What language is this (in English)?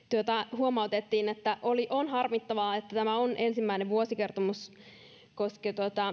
Finnish